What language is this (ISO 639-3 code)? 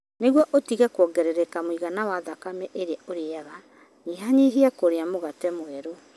kik